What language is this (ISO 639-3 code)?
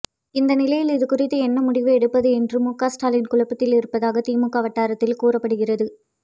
tam